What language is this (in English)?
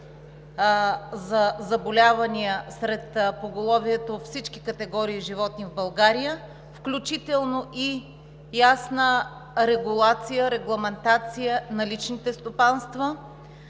Bulgarian